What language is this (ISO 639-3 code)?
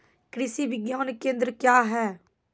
mai